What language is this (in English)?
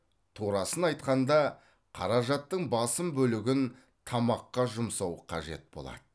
Kazakh